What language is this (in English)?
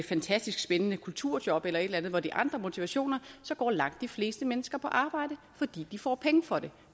Danish